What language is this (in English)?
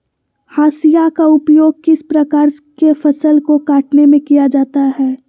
Magahi